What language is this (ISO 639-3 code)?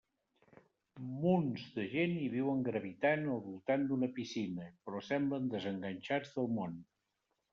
cat